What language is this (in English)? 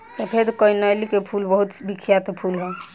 Bhojpuri